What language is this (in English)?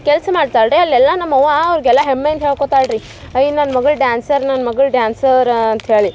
Kannada